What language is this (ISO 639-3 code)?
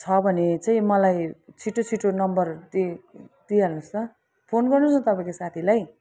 nep